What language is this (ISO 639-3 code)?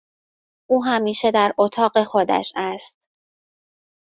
fas